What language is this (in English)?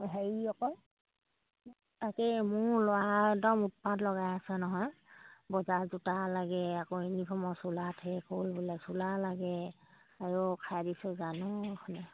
Assamese